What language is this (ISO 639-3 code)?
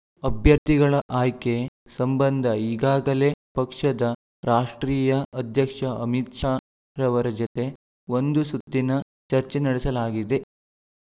kan